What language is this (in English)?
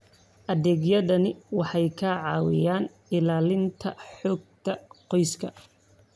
Somali